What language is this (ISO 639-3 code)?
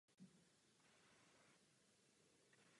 ces